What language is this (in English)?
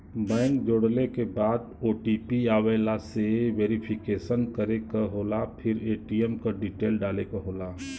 Bhojpuri